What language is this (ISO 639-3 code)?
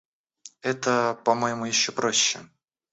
rus